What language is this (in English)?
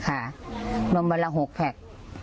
Thai